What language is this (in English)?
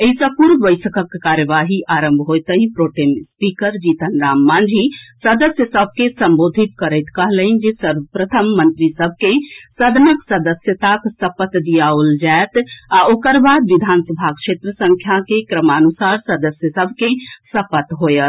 Maithili